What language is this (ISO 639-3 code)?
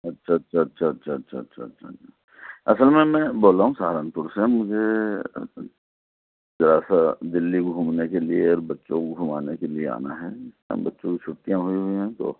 urd